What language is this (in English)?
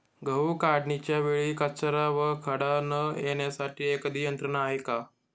Marathi